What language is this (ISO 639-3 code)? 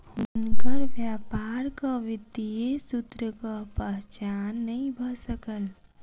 mai